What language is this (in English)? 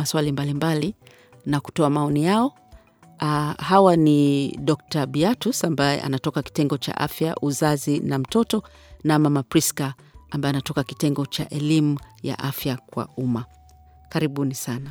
Swahili